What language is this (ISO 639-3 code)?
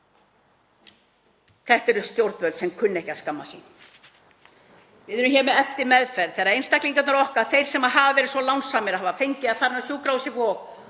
isl